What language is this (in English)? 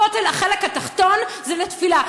Hebrew